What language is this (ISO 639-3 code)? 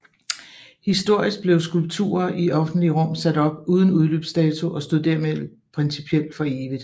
dan